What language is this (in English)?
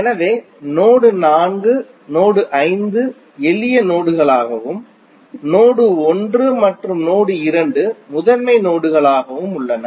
Tamil